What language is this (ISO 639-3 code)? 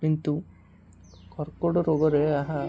ori